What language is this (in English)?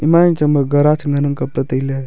Wancho Naga